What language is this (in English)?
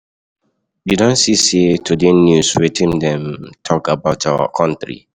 Nigerian Pidgin